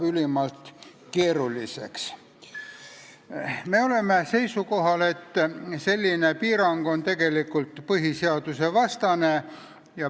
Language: Estonian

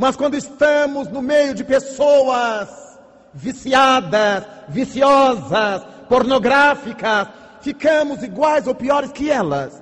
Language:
Portuguese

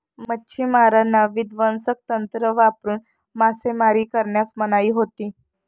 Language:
Marathi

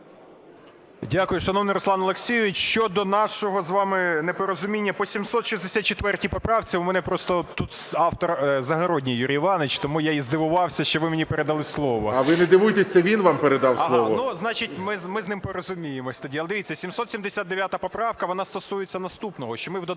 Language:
Ukrainian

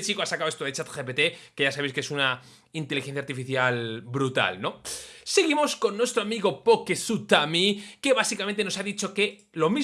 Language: Spanish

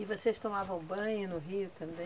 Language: Portuguese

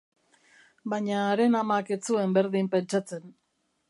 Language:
Basque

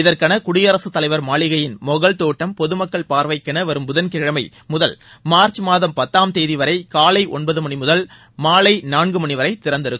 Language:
Tamil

